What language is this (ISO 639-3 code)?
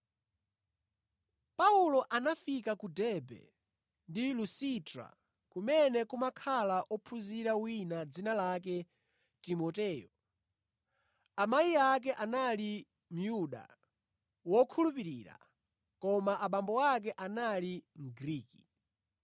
nya